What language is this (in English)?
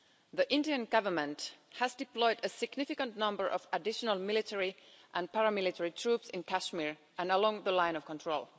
English